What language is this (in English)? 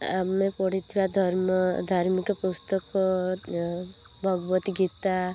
Odia